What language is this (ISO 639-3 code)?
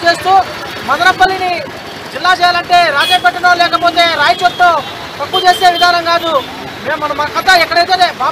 tur